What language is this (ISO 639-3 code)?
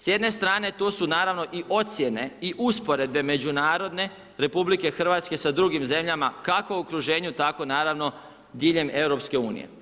hrv